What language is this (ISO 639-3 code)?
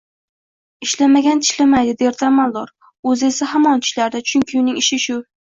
uzb